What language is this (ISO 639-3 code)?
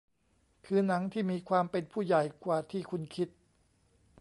tha